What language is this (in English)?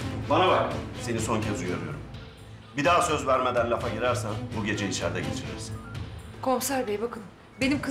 Turkish